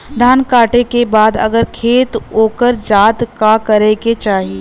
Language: Bhojpuri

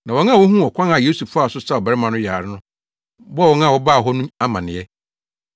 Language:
Akan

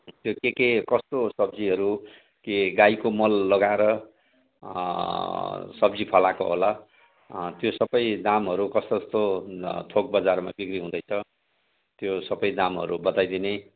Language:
Nepali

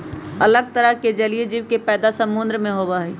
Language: Magahi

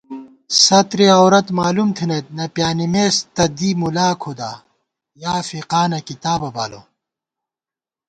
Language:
Gawar-Bati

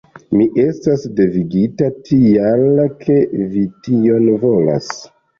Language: Esperanto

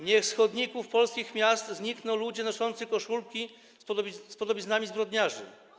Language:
Polish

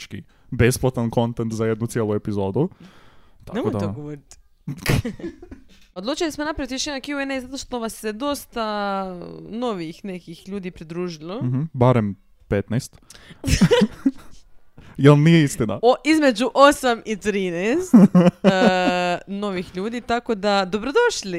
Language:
Croatian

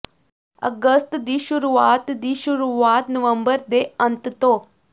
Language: Punjabi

